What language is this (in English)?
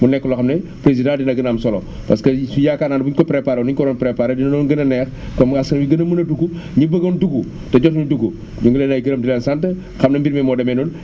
Wolof